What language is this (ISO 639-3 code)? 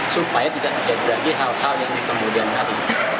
ind